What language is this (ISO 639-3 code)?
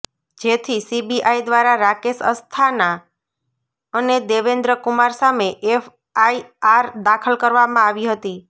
guj